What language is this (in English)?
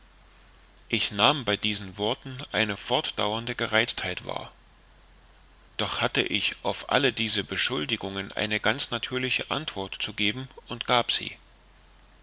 German